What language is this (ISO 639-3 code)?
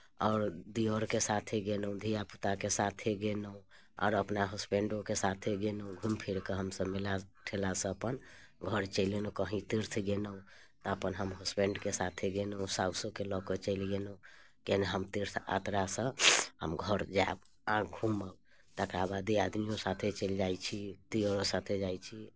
mai